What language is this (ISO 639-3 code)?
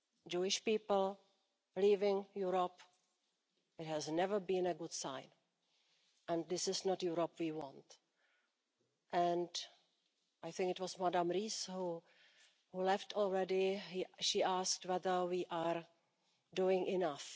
eng